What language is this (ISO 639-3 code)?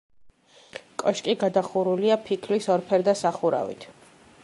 kat